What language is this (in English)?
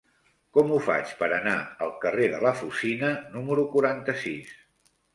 Catalan